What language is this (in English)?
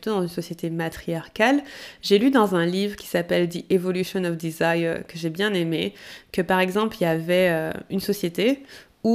French